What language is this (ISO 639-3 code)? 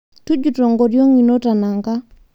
mas